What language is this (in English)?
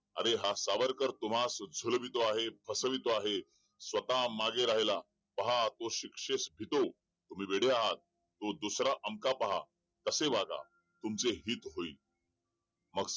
Marathi